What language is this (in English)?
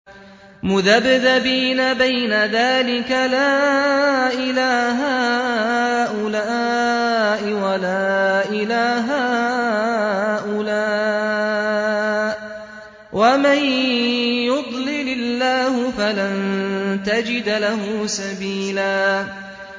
Arabic